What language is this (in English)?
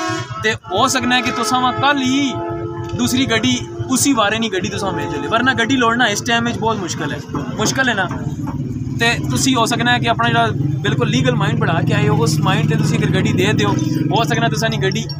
Hindi